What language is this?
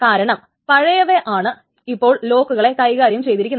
Malayalam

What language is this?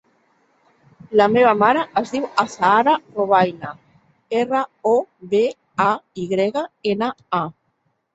Catalan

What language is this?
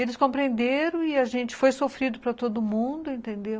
Portuguese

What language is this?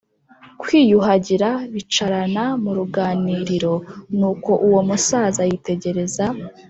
Kinyarwanda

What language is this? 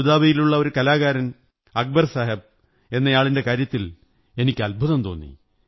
Malayalam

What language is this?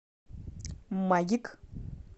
Russian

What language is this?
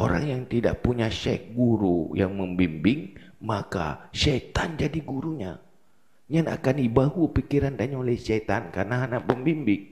Malay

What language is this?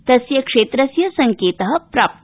Sanskrit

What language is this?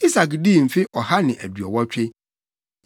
Akan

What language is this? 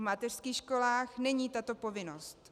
Czech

